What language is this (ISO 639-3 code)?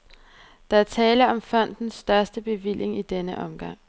dan